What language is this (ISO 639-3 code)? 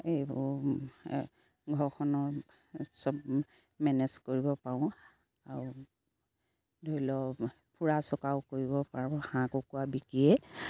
asm